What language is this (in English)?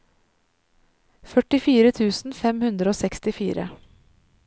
Norwegian